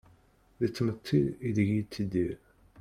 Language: Kabyle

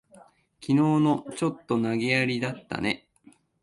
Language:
Japanese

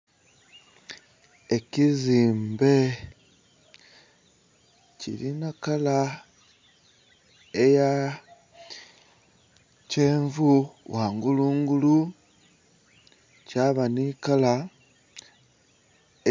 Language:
Soga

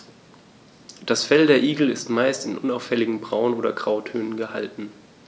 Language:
German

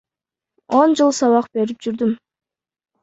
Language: Kyrgyz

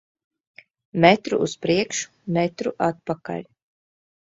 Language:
Latvian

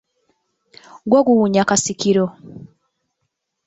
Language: Ganda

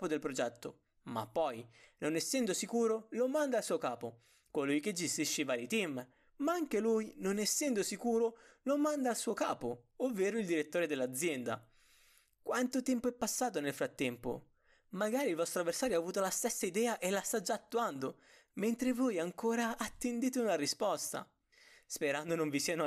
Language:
Italian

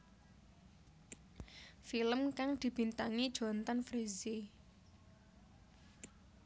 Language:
Javanese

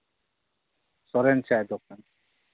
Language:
Santali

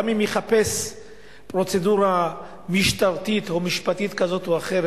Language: Hebrew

